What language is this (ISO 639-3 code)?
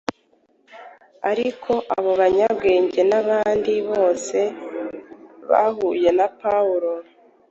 kin